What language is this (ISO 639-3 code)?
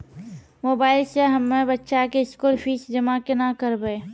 mai